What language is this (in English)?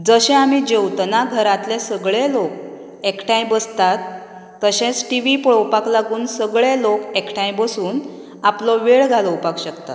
Konkani